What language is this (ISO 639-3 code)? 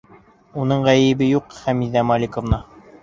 bak